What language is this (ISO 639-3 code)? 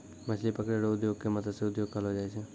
mai